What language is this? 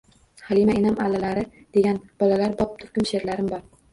Uzbek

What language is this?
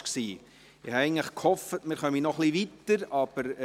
Swiss German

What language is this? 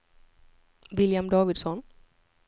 Swedish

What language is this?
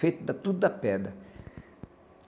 Portuguese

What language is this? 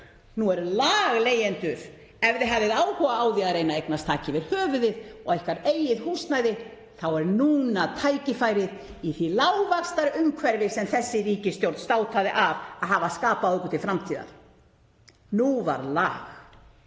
Icelandic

